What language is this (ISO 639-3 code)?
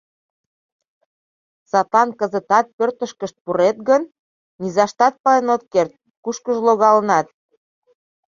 chm